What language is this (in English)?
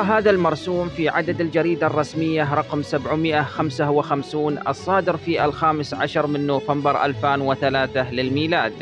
Arabic